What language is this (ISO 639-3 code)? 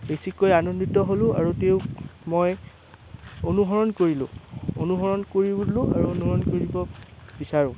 asm